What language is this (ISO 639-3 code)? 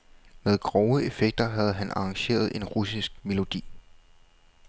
dan